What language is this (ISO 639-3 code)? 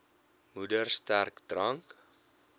afr